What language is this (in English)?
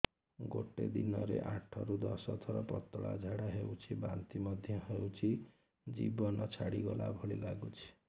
Odia